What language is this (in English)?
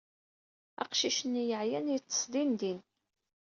Kabyle